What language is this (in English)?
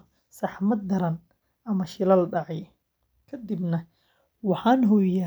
Somali